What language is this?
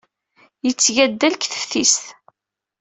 Kabyle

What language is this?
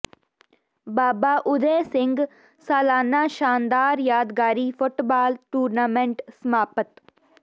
Punjabi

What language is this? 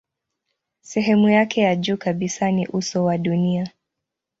Swahili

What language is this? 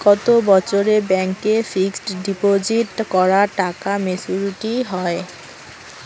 Bangla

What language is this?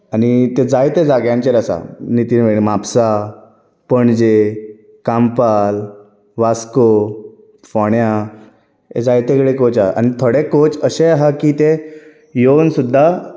Konkani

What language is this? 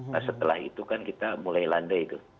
Indonesian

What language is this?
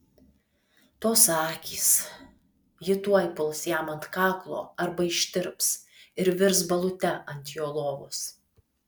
Lithuanian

